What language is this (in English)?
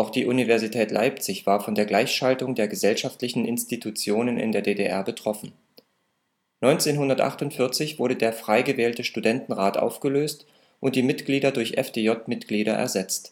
German